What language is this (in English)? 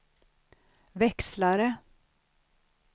Swedish